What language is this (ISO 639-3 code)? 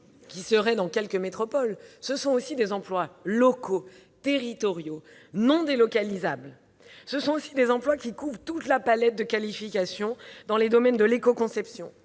fra